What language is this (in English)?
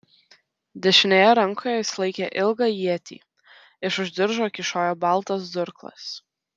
Lithuanian